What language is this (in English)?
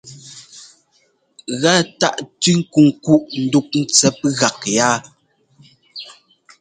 Ngomba